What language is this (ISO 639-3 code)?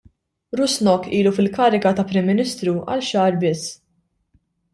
mlt